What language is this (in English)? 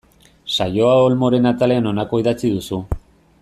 Basque